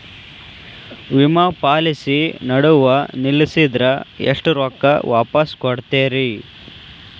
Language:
Kannada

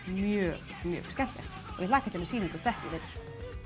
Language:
Icelandic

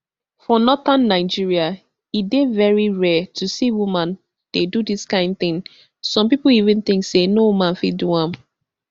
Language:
Nigerian Pidgin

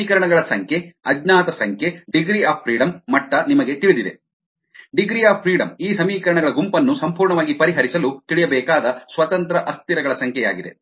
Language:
Kannada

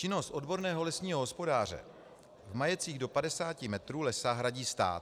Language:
Czech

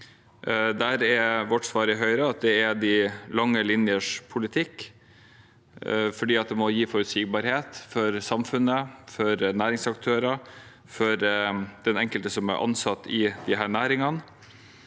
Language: Norwegian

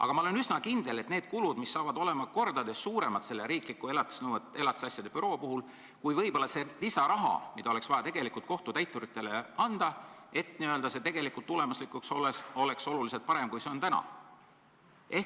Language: Estonian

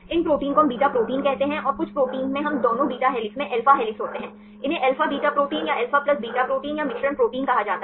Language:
Hindi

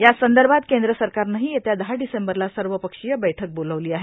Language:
Marathi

